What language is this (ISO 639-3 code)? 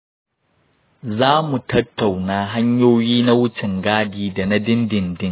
hau